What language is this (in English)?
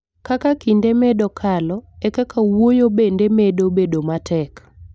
Luo (Kenya and Tanzania)